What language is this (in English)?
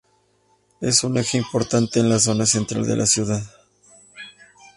Spanish